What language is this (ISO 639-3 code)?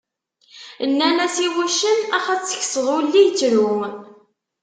kab